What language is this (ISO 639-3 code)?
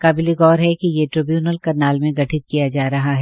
hin